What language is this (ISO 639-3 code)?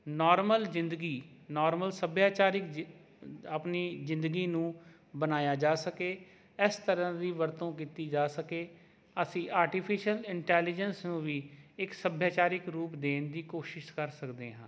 pan